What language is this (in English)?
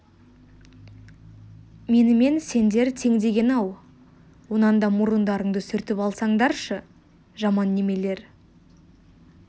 Kazakh